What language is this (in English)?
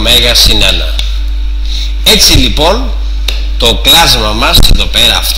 Greek